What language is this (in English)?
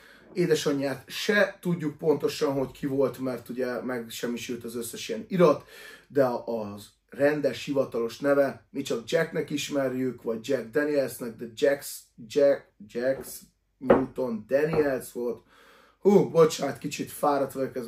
Hungarian